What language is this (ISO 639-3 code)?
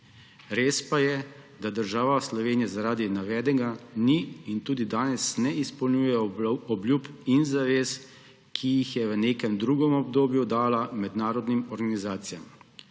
slv